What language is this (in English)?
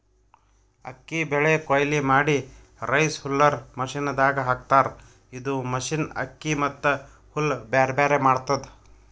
Kannada